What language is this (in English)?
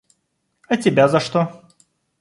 Russian